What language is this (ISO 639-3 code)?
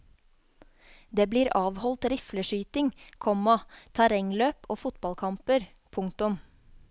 nor